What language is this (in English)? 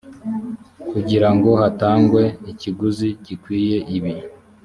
Kinyarwanda